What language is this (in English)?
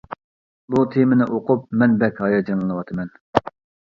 Uyghur